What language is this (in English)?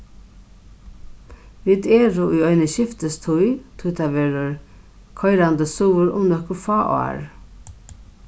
Faroese